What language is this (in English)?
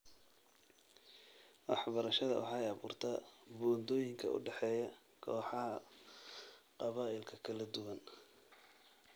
Somali